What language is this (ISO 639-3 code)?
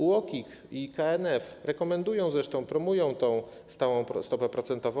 pol